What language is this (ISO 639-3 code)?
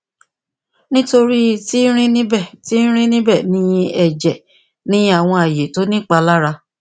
yor